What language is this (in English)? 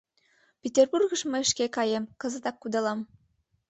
Mari